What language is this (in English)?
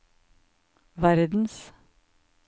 Norwegian